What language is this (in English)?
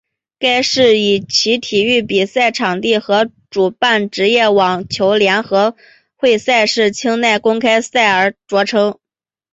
Chinese